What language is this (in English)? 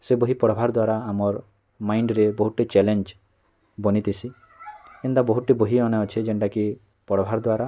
Odia